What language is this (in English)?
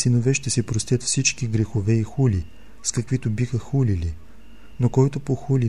Bulgarian